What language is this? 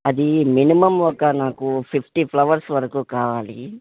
Telugu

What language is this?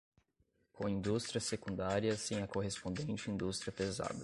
Portuguese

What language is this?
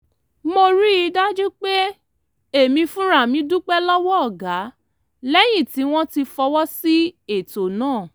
Yoruba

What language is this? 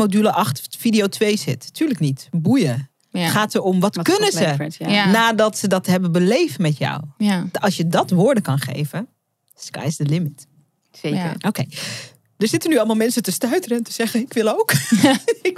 Dutch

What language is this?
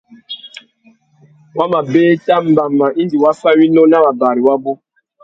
Tuki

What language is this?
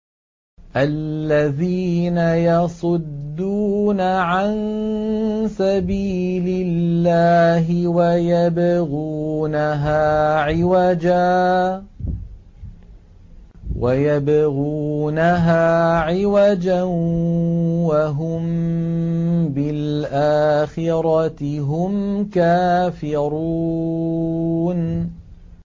Arabic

